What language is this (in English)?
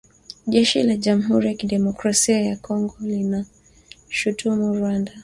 Swahili